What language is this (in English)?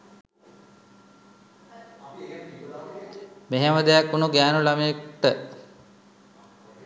Sinhala